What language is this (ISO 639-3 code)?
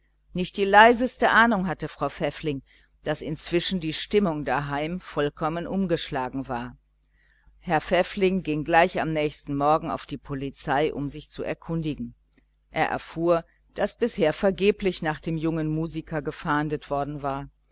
deu